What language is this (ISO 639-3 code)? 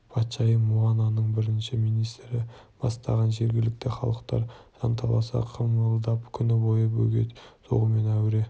kaz